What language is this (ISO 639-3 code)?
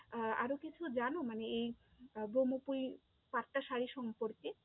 ben